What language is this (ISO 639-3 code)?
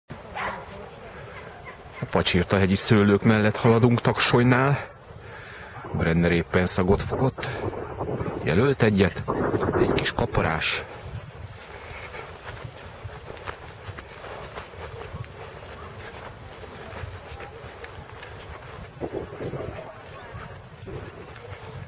hun